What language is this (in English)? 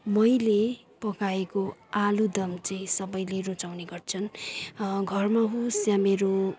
Nepali